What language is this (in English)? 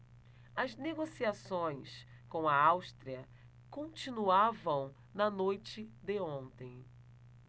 Portuguese